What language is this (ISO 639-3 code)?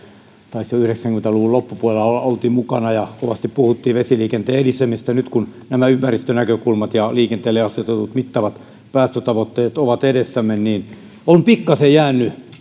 fin